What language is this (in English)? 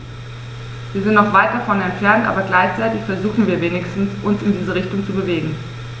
German